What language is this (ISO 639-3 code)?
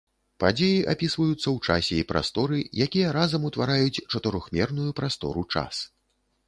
bel